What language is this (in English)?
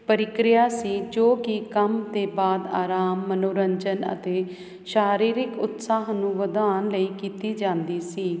Punjabi